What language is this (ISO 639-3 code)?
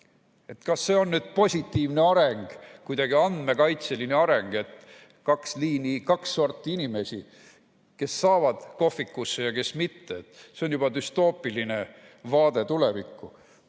est